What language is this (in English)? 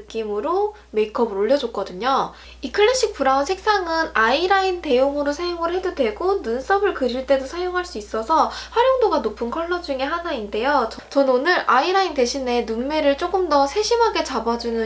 Korean